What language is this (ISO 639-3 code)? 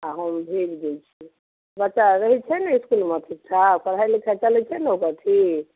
mai